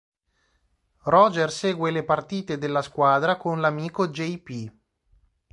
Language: Italian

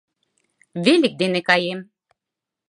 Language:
Mari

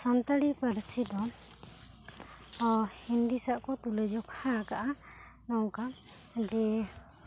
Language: Santali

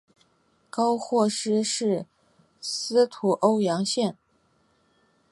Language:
Chinese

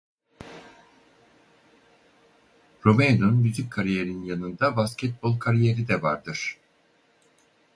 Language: Turkish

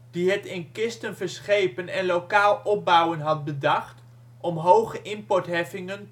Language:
Dutch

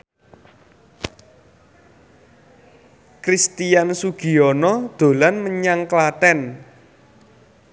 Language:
Javanese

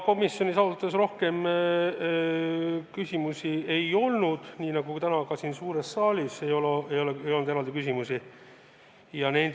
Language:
Estonian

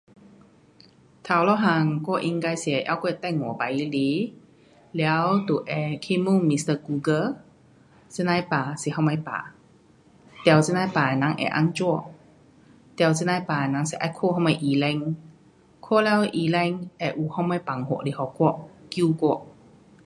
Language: Pu-Xian Chinese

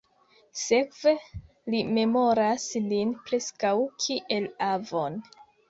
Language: Esperanto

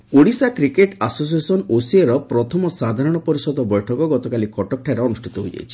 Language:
Odia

